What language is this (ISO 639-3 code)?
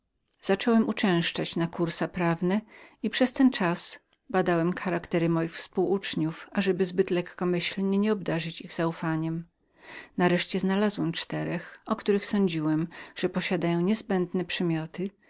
pol